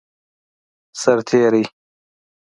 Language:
Pashto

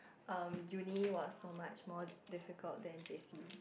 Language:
English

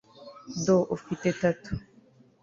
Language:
Kinyarwanda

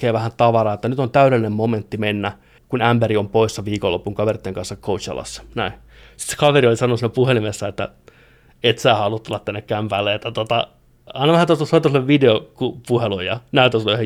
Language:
Finnish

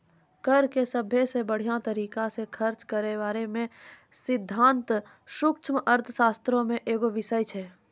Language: Maithili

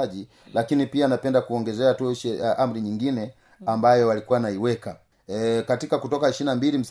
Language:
Swahili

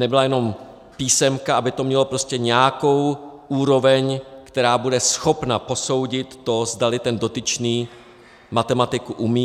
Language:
Czech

